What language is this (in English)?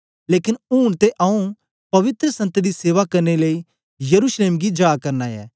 Dogri